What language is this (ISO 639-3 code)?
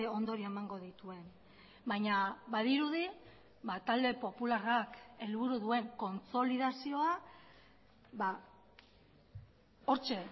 eus